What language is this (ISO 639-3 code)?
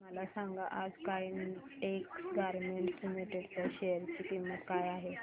mar